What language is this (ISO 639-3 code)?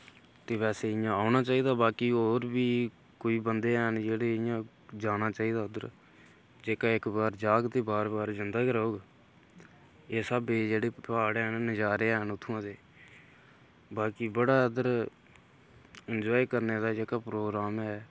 doi